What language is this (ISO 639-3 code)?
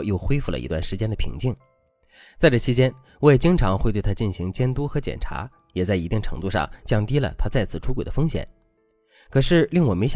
zho